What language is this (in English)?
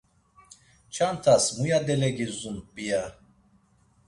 Laz